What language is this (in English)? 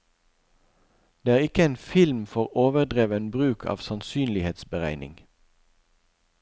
Norwegian